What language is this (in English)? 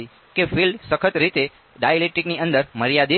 Gujarati